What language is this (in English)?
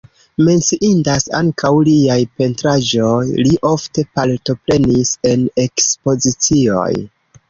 Esperanto